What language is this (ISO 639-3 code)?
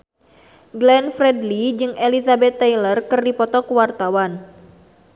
sun